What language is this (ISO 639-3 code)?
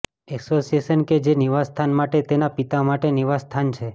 guj